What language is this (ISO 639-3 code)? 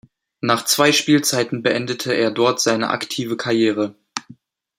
deu